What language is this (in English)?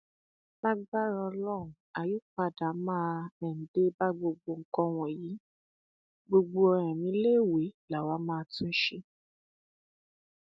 Yoruba